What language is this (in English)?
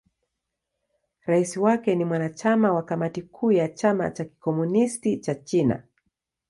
Swahili